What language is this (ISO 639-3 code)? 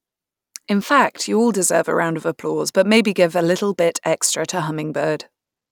eng